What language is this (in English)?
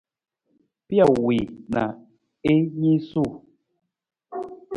Nawdm